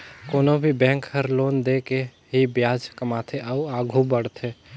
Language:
Chhattisgarhi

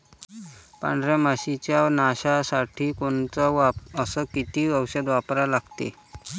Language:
Marathi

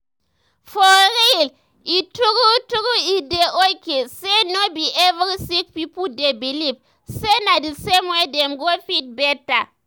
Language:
Nigerian Pidgin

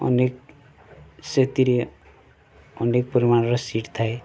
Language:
Odia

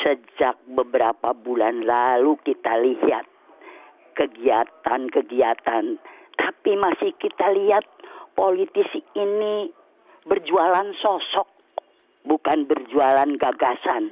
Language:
Indonesian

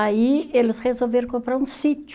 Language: Portuguese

